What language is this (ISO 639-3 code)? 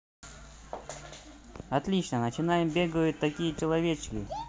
rus